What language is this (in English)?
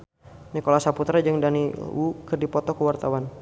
Sundanese